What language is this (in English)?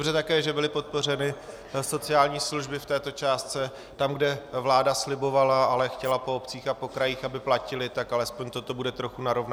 Czech